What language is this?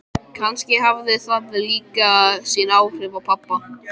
Icelandic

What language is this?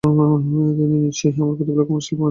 Bangla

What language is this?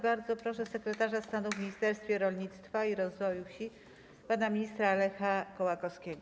Polish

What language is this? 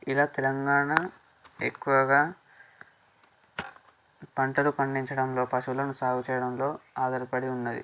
Telugu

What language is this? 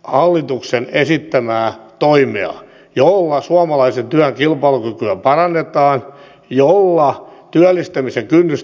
Finnish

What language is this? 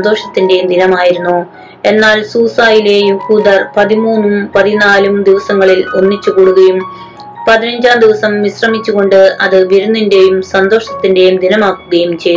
Malayalam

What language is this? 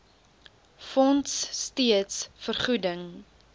Afrikaans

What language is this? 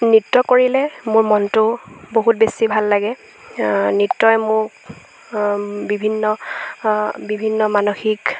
Assamese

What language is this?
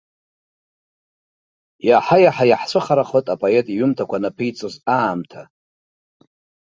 Abkhazian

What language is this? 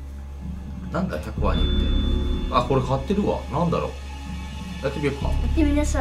Japanese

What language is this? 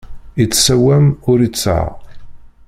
Kabyle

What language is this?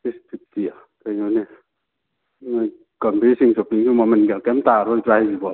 Manipuri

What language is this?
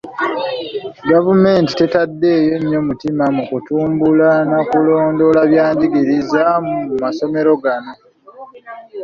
Ganda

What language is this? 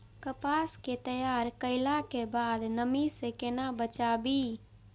Maithili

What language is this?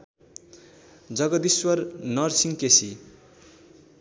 Nepali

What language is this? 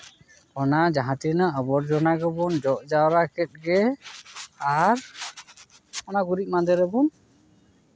Santali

